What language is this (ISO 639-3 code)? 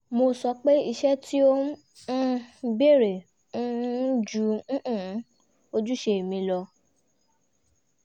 yor